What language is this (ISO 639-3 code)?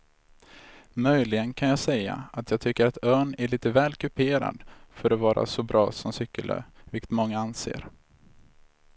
swe